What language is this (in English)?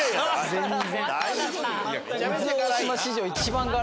Japanese